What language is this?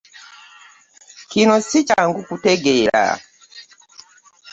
Ganda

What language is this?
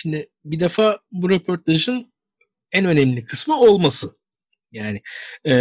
Turkish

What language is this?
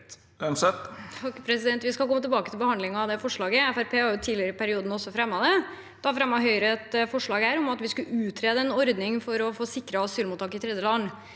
Norwegian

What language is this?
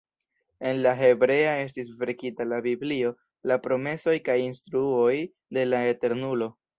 Esperanto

